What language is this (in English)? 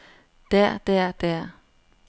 Danish